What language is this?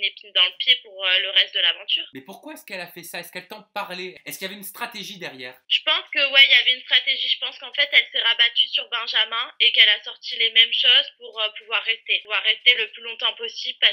French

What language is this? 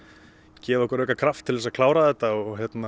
Icelandic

